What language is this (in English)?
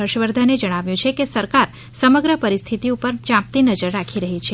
Gujarati